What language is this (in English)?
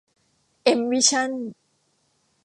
Thai